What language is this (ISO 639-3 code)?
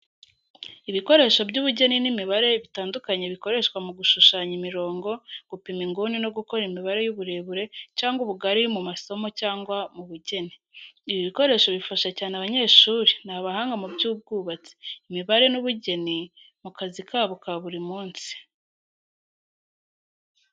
kin